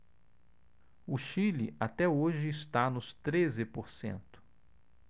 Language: Portuguese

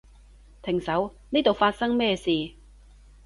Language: Cantonese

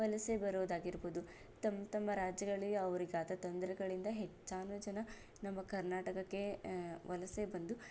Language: Kannada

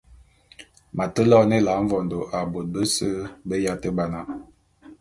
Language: Bulu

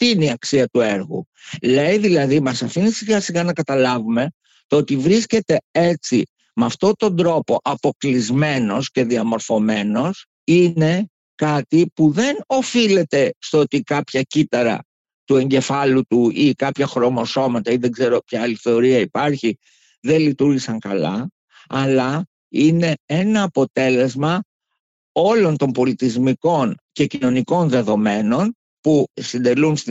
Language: Greek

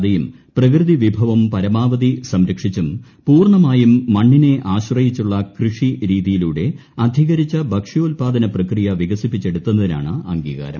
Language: Malayalam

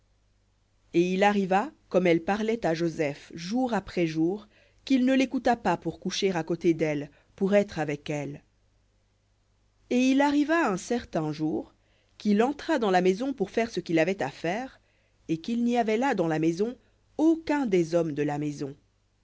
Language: French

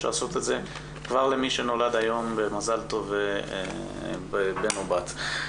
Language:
Hebrew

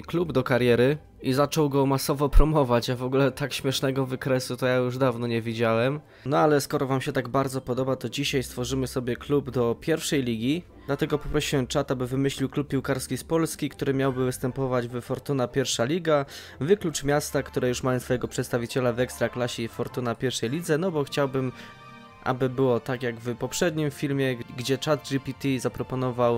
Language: Polish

